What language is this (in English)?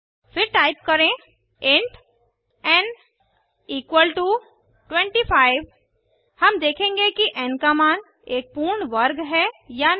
Hindi